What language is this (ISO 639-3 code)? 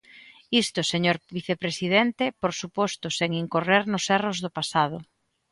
glg